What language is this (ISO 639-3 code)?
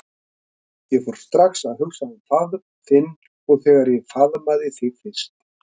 isl